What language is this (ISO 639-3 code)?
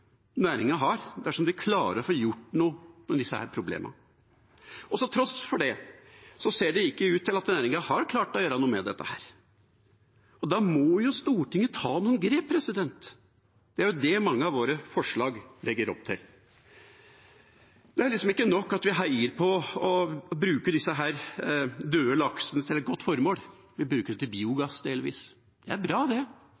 nob